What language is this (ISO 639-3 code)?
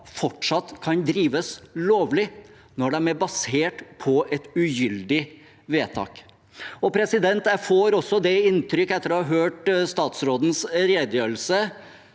nor